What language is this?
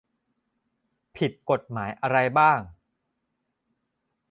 Thai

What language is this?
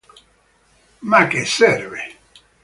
Italian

